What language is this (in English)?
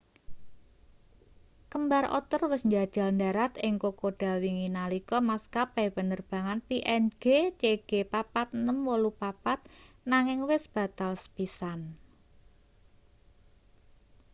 Javanese